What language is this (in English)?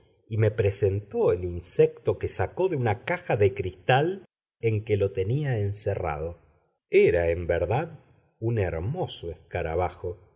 Spanish